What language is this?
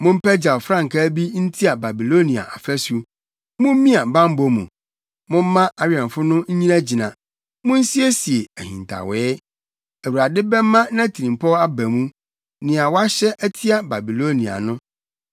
Akan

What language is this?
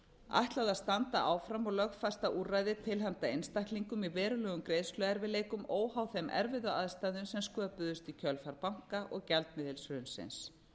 Icelandic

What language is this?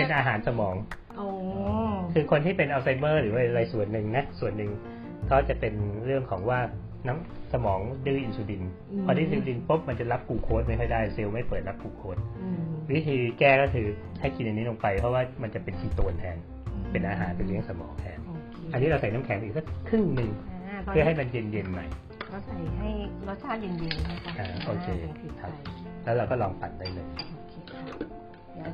Thai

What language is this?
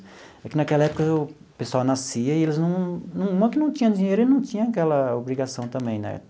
Portuguese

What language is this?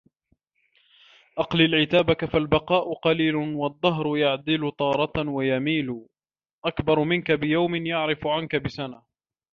Arabic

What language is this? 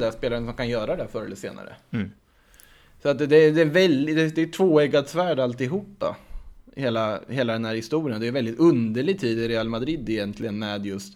Swedish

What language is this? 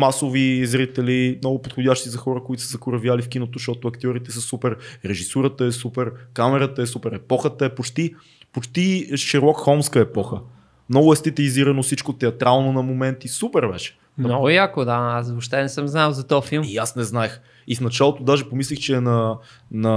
Bulgarian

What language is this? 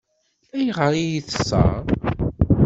Kabyle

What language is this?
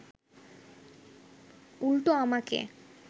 Bangla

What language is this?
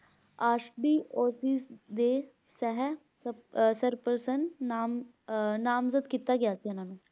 Punjabi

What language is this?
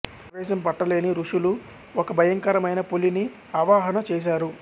Telugu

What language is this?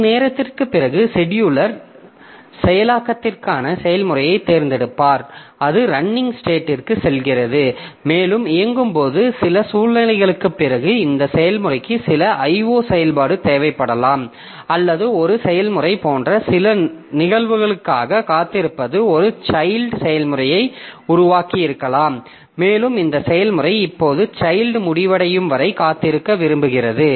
Tamil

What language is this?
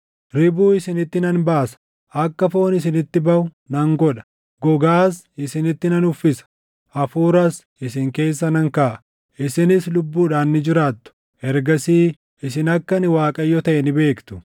Oromo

